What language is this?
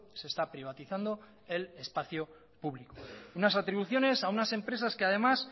Spanish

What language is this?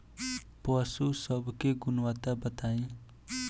Bhojpuri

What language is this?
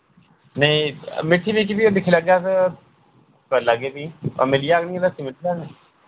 Dogri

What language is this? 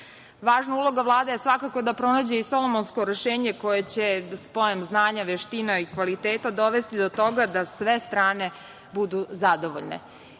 Serbian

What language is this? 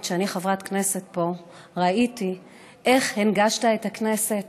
Hebrew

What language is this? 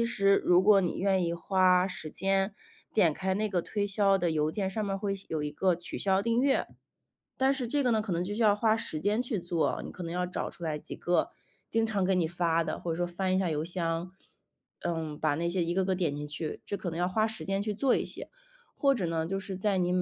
Chinese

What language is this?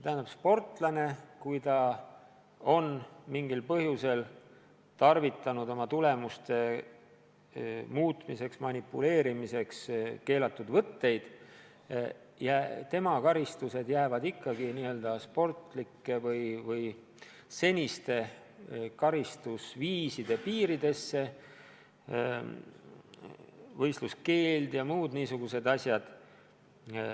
Estonian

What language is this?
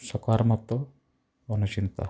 Odia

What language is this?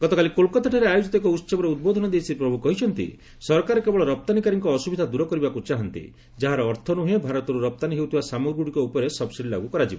Odia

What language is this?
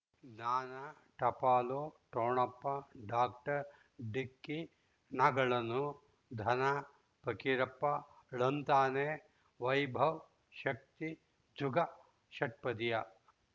Kannada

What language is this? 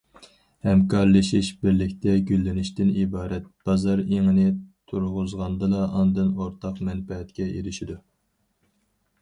Uyghur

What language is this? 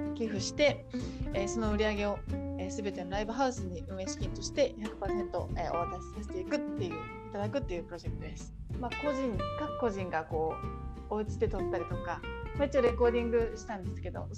Japanese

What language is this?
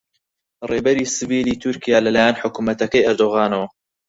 Central Kurdish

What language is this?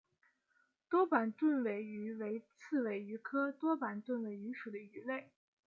Chinese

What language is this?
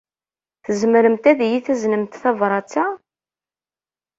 Kabyle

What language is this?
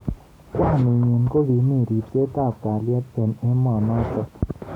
Kalenjin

